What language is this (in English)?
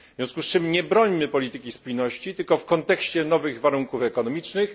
Polish